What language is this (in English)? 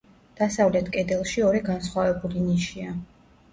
Georgian